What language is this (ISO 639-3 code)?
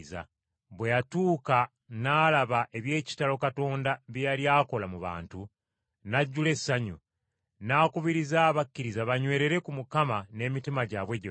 lug